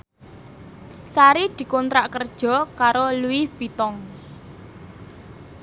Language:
Javanese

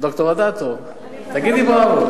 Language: Hebrew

